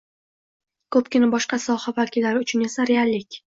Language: Uzbek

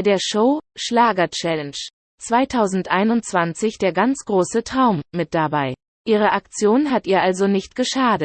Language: German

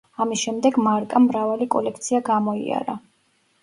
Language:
Georgian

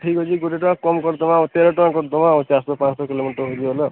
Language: Odia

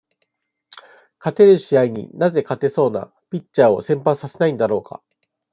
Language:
Japanese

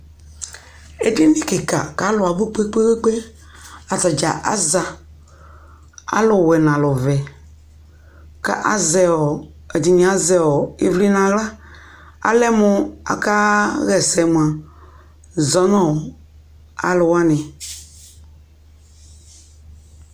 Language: Ikposo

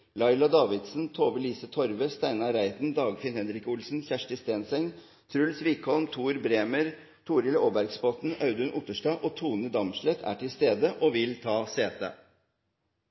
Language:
Norwegian Nynorsk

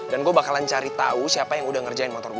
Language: Indonesian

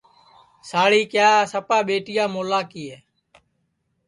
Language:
Sansi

